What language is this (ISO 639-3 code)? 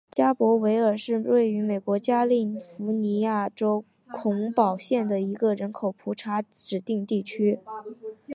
zho